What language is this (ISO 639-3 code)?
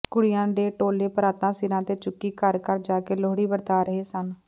pan